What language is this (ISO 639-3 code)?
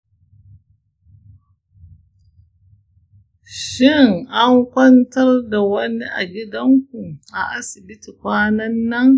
hau